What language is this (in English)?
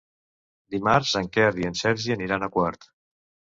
Catalan